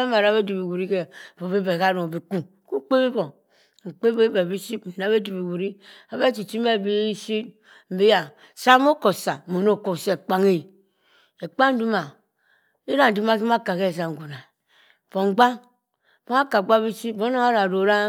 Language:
Cross River Mbembe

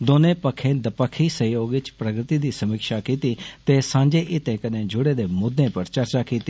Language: Dogri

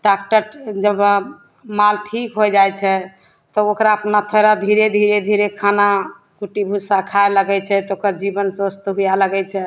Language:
Maithili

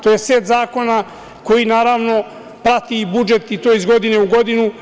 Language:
Serbian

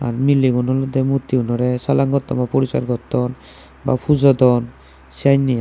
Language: Chakma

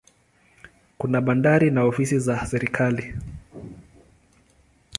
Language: Swahili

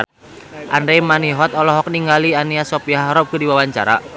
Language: Sundanese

